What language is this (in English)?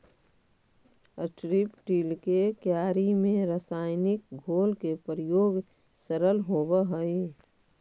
Magahi